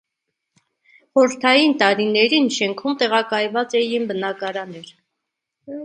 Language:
Armenian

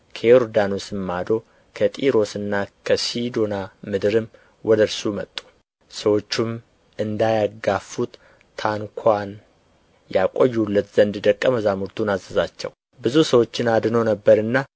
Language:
Amharic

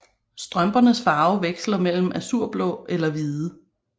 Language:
Danish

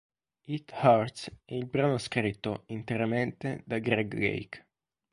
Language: Italian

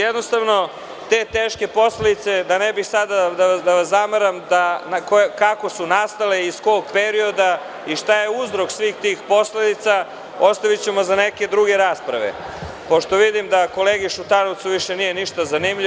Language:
Serbian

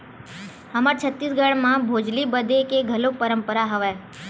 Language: Chhattisgarhi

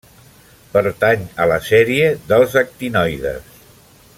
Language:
Catalan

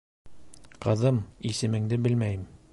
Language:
Bashkir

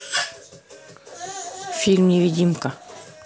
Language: Russian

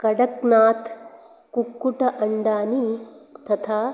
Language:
Sanskrit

